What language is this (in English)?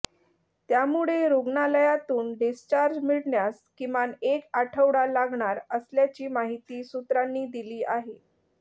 Marathi